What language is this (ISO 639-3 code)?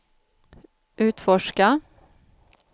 swe